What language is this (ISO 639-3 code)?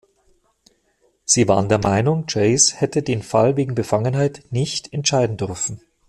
deu